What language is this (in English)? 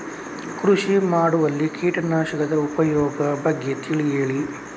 Kannada